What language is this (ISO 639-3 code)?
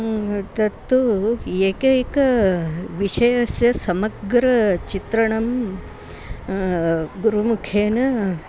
san